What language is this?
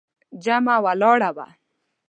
Pashto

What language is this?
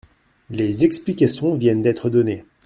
French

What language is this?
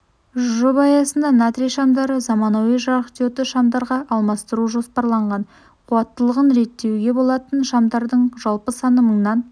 Kazakh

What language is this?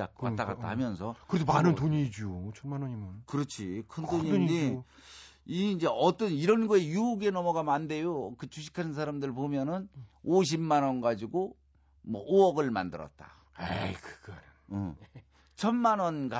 Korean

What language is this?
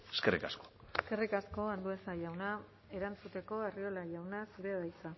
Basque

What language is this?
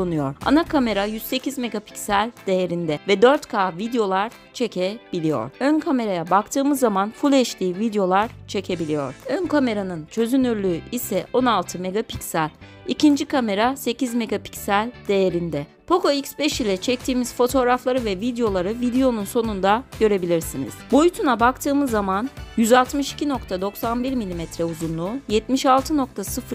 Turkish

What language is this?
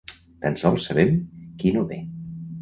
Catalan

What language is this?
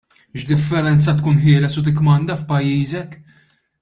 Maltese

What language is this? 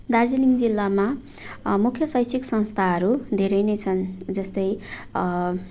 Nepali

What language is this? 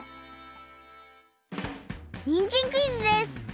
Japanese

